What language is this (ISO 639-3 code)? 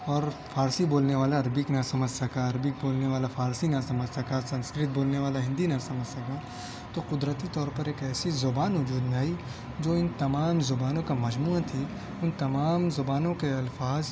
urd